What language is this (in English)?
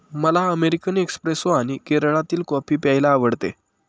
Marathi